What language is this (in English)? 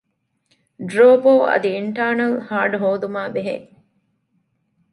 Divehi